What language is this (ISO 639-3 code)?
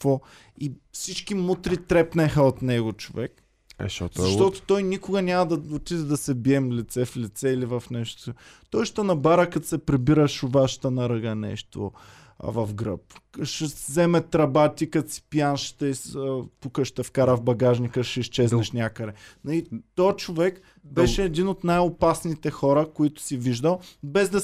bul